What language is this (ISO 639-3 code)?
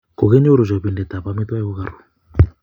kln